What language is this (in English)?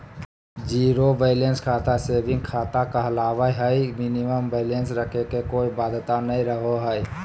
Magahi